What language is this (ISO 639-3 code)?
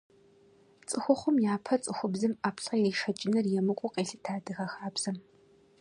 kbd